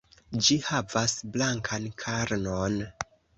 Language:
Esperanto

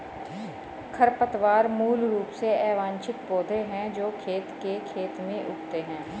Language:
Hindi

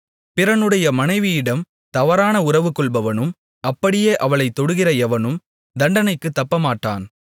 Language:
Tamil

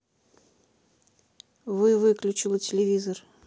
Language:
Russian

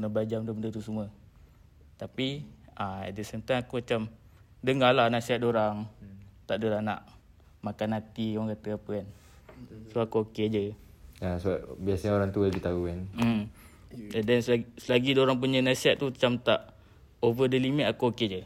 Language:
Malay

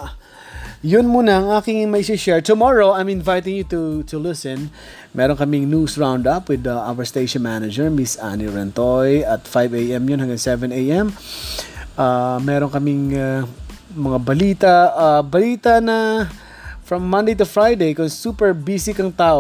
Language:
Filipino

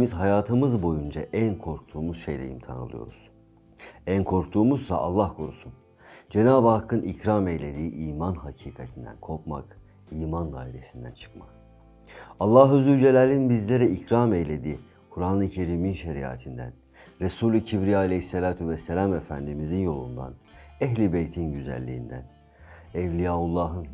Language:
Turkish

